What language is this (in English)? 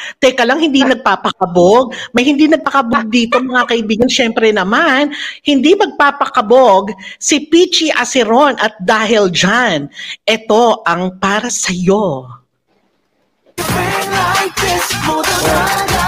Filipino